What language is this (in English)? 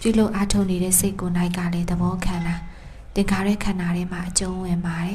Thai